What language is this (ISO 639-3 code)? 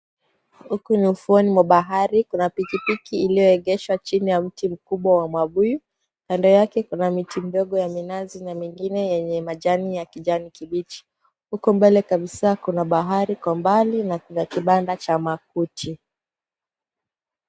swa